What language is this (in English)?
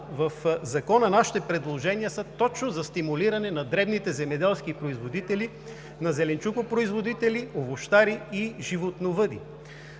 Bulgarian